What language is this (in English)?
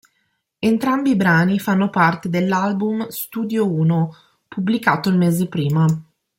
Italian